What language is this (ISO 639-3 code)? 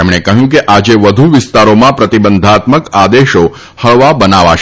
guj